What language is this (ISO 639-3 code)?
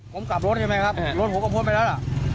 tha